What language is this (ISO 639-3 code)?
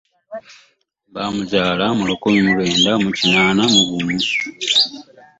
lug